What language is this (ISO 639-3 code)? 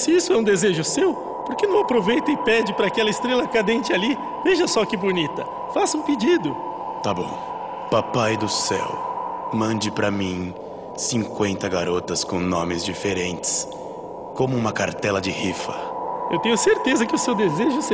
por